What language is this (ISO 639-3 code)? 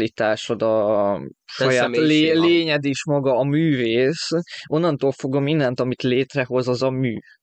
hun